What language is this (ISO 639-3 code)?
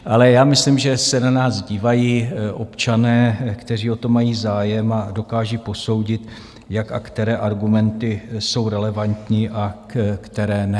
ces